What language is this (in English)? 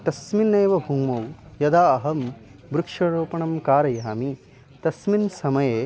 Sanskrit